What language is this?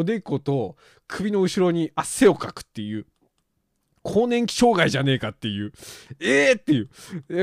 Japanese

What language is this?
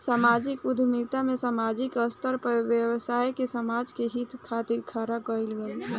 Bhojpuri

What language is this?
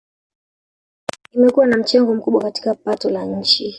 Swahili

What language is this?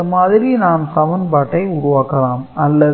Tamil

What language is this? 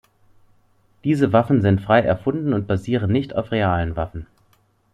German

